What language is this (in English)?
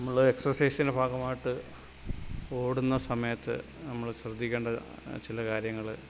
Malayalam